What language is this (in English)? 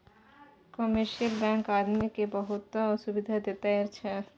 Maithili